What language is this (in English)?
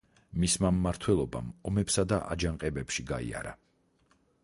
Georgian